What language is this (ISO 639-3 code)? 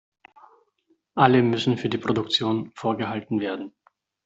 deu